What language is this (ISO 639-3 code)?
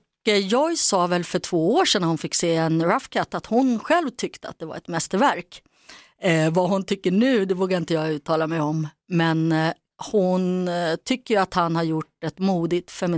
swe